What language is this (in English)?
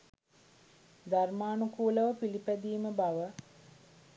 Sinhala